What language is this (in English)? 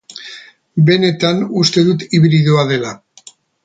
Basque